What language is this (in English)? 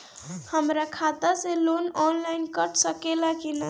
Bhojpuri